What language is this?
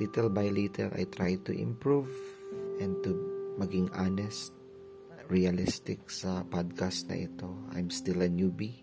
Filipino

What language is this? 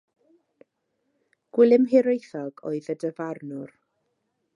Welsh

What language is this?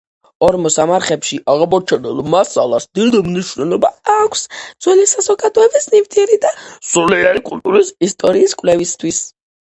Georgian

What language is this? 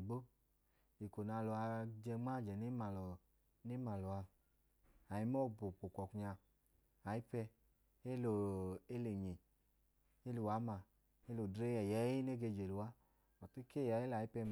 Idoma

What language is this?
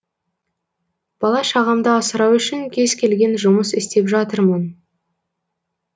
Kazakh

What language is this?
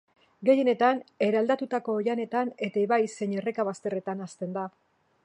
Basque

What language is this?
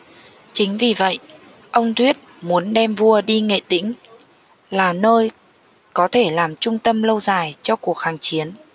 Vietnamese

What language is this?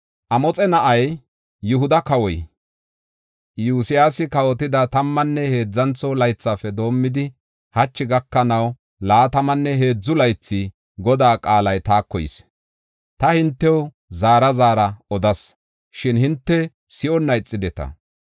Gofa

